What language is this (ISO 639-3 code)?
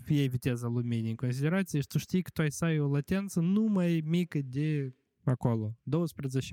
ron